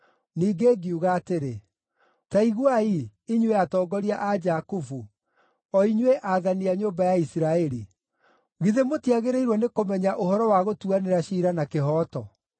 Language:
Kikuyu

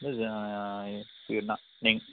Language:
Tamil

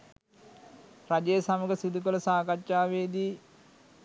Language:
Sinhala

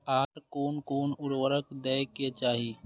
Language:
Maithili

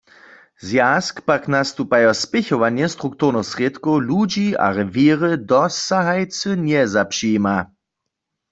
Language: Upper Sorbian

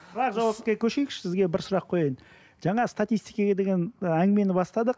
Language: Kazakh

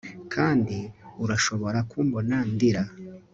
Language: Kinyarwanda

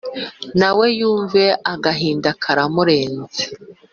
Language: Kinyarwanda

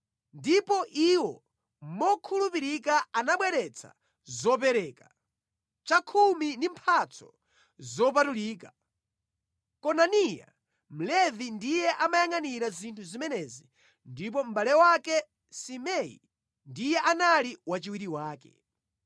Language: Nyanja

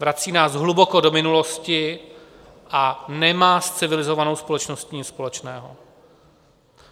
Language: Czech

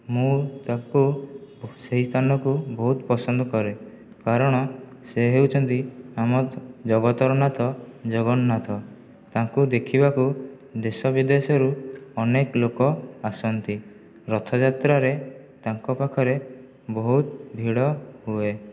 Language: Odia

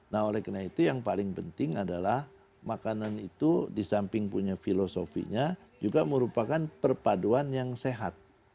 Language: Indonesian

